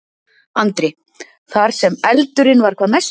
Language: Icelandic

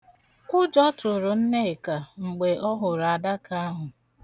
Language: Igbo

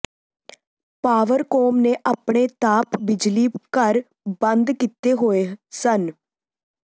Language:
Punjabi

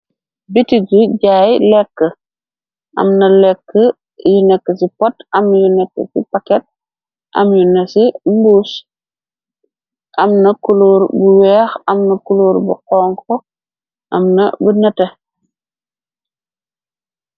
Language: Wolof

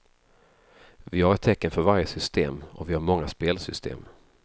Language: Swedish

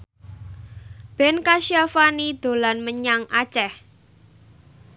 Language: Javanese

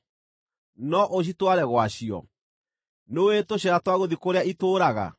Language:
Kikuyu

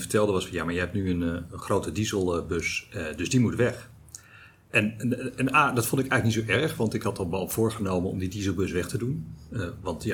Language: Dutch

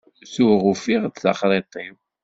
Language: Kabyle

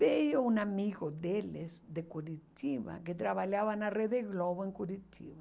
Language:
Portuguese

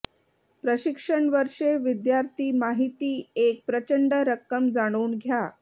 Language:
Marathi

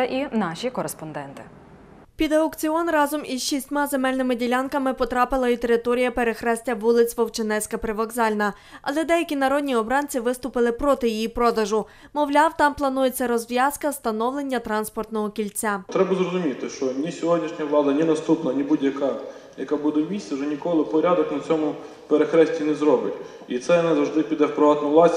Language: Ukrainian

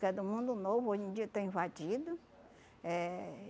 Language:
Portuguese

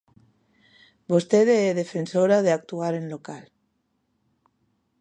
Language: Galician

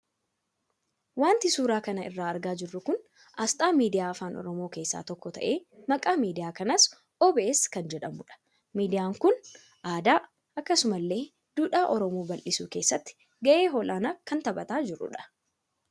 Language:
Oromo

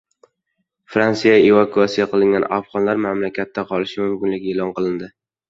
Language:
Uzbek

